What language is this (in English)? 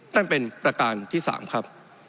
Thai